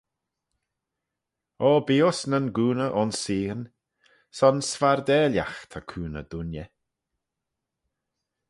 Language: Manx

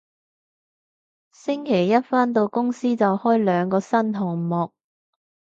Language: Cantonese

